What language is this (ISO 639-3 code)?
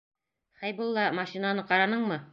bak